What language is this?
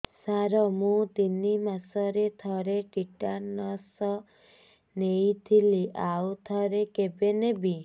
Odia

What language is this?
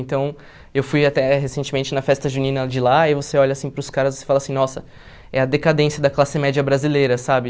Portuguese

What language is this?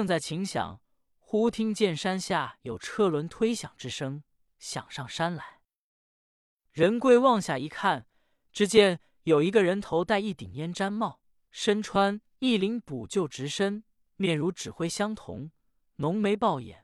Chinese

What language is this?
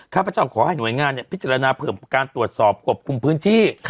Thai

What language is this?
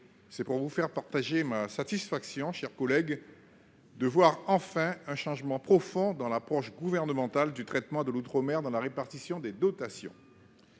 French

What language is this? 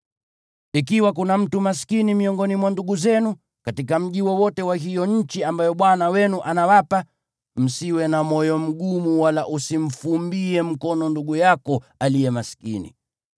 Swahili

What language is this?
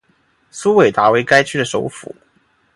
Chinese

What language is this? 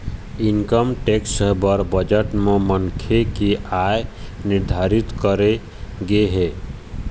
Chhattisgarhi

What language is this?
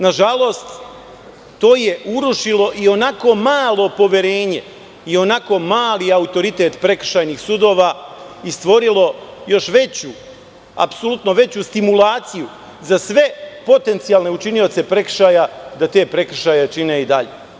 Serbian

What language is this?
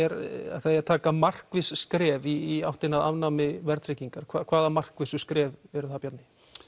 Icelandic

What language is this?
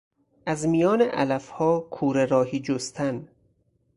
Persian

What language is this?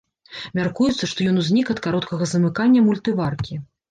Belarusian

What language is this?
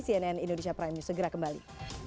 Indonesian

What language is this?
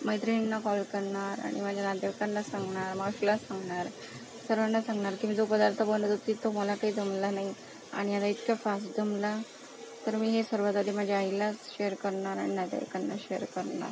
Marathi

